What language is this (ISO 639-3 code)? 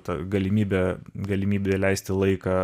lit